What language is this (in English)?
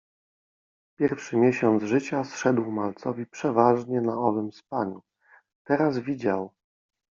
Polish